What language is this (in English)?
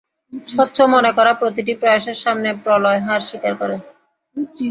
Bangla